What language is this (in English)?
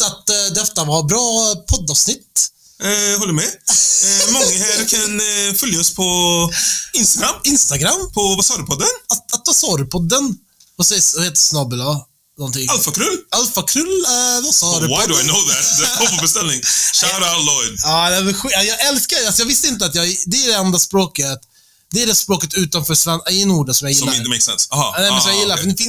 Swedish